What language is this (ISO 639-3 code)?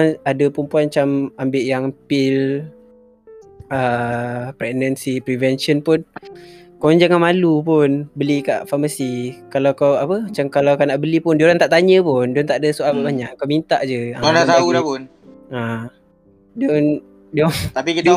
msa